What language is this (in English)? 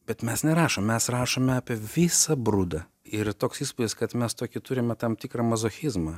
Lithuanian